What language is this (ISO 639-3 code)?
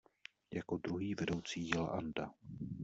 ces